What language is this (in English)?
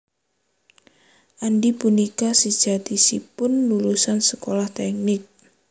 Javanese